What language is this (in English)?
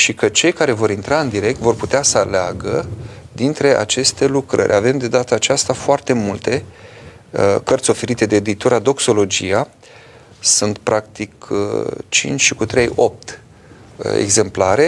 Romanian